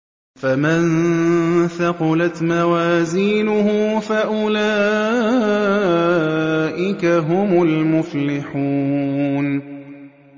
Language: Arabic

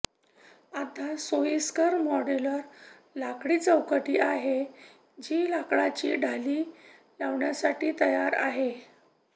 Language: Marathi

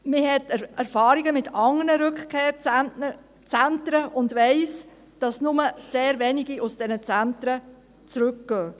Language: Swiss German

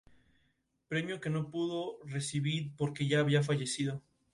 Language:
Spanish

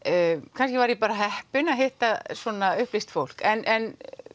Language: Icelandic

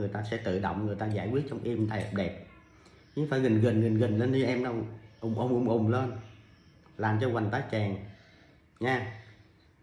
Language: Vietnamese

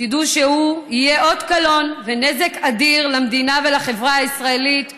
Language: Hebrew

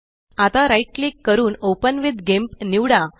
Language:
Marathi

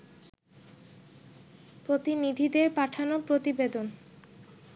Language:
Bangla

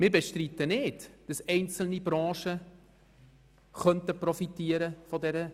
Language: Swiss German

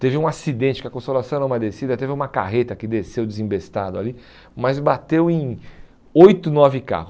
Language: Portuguese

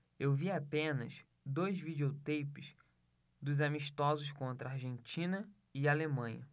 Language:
Portuguese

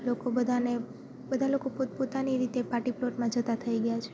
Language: Gujarati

